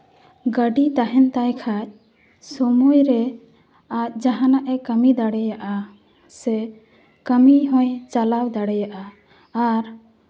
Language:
Santali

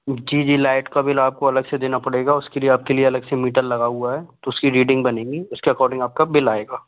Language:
Hindi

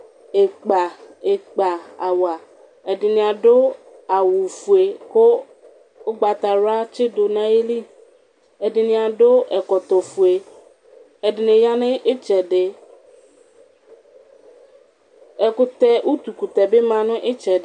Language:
Ikposo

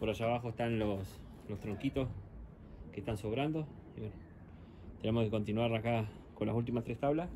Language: Spanish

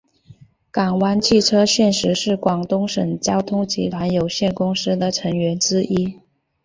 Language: Chinese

